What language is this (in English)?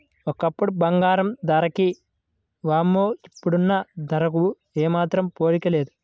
Telugu